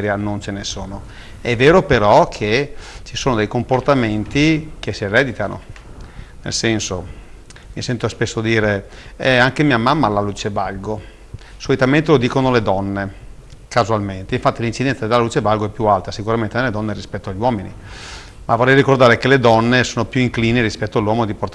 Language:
Italian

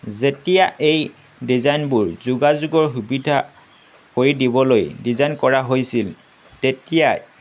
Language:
Assamese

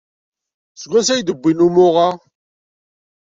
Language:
Kabyle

